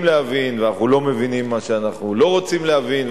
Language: Hebrew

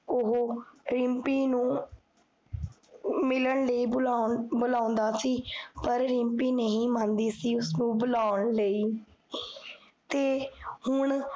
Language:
Punjabi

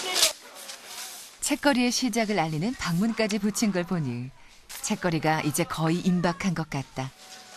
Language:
Korean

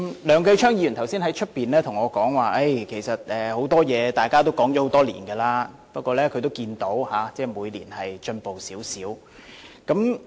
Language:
Cantonese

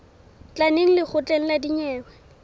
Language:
Southern Sotho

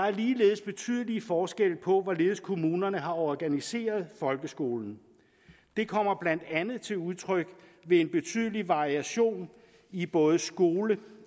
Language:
Danish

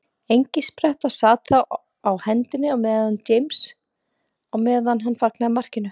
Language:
Icelandic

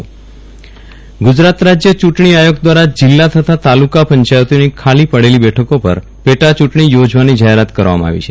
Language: Gujarati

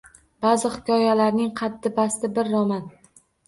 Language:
Uzbek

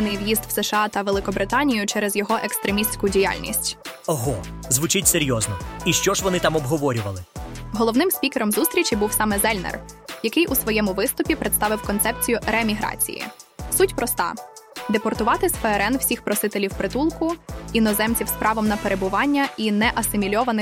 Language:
Ukrainian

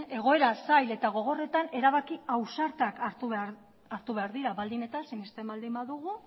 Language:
Basque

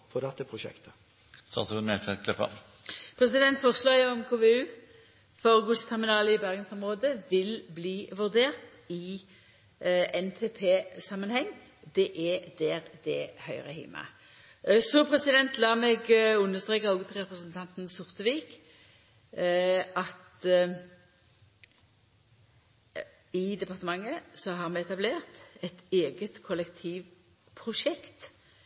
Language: Norwegian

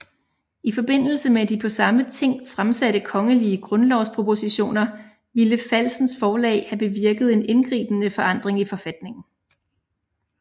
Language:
Danish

